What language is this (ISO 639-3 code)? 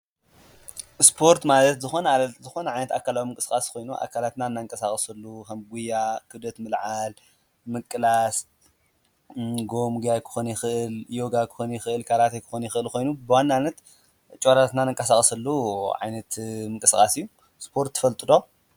tir